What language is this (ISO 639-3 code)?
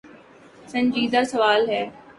urd